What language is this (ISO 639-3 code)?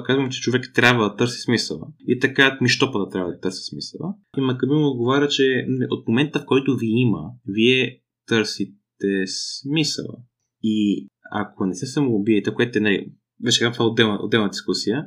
bul